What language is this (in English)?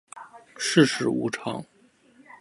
Chinese